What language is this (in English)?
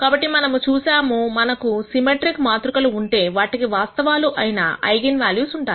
Telugu